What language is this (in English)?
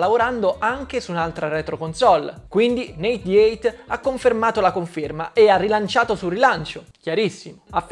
Italian